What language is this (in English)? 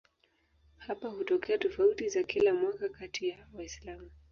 Swahili